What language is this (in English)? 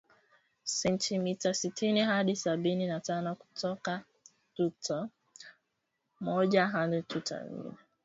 Swahili